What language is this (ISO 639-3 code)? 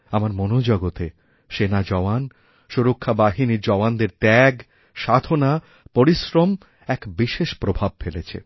ben